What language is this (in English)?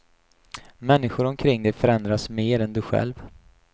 Swedish